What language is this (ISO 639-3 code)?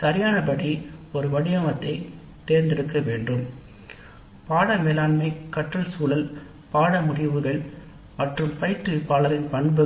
tam